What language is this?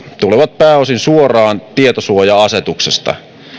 Finnish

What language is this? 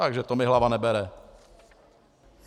Czech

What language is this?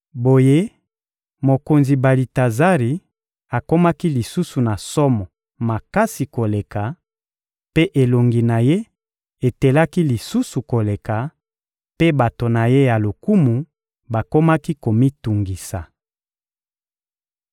Lingala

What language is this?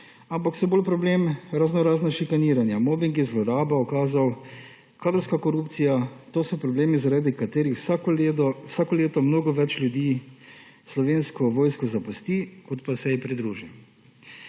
Slovenian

